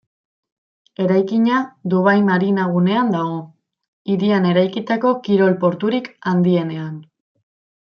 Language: Basque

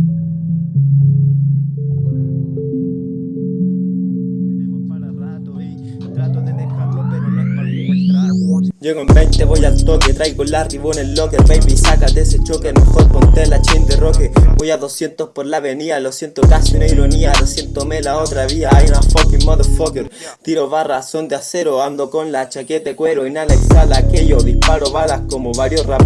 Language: Spanish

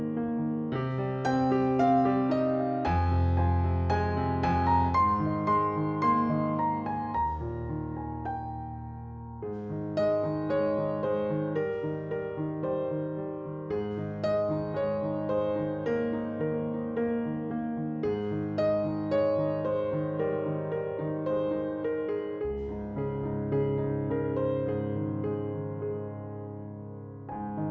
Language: Vietnamese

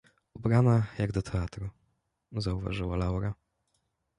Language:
Polish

